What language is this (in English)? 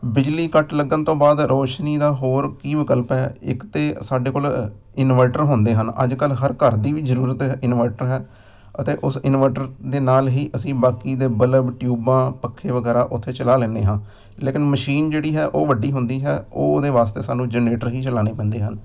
Punjabi